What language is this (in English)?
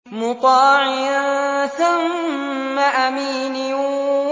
Arabic